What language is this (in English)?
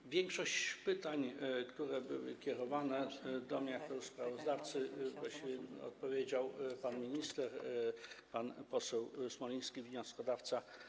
Polish